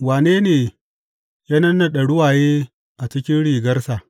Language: Hausa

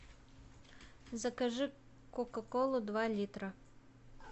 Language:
Russian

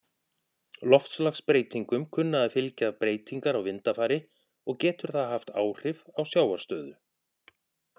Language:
Icelandic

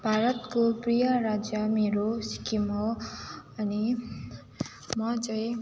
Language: Nepali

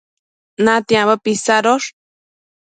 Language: Matsés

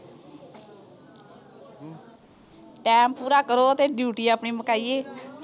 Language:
Punjabi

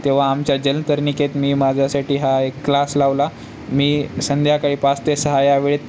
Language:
Marathi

